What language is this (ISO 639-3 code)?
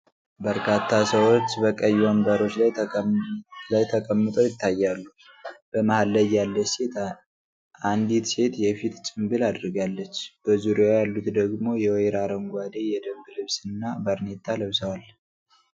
amh